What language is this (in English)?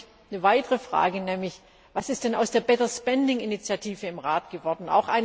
German